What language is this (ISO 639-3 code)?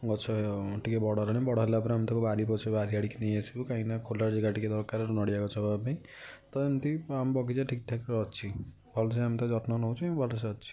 ori